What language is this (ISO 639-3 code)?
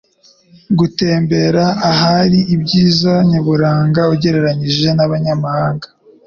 kin